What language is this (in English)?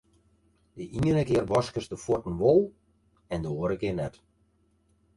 Western Frisian